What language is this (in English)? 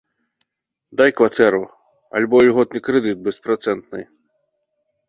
Belarusian